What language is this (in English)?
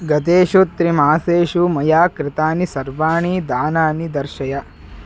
Sanskrit